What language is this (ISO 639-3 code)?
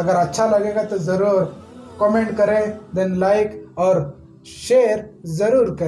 hin